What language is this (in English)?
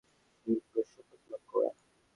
Bangla